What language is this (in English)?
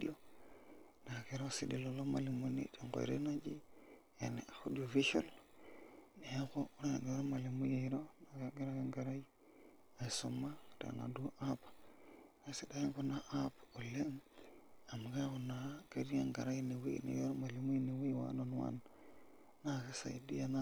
Masai